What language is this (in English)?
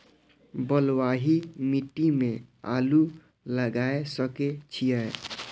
Maithili